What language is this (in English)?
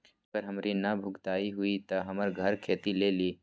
Magahi